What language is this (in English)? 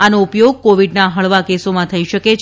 Gujarati